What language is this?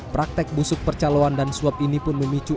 Indonesian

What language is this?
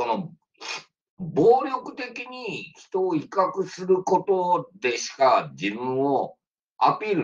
Japanese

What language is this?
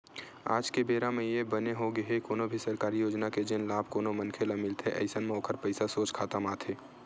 Chhattisgarhi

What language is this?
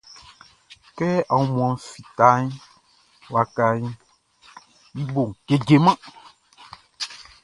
Baoulé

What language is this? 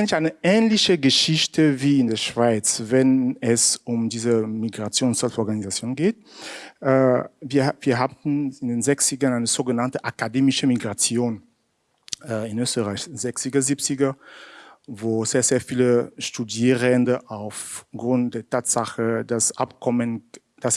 German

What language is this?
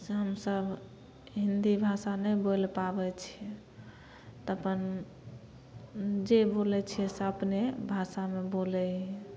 Maithili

